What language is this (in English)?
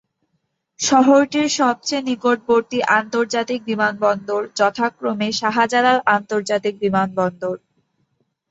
Bangla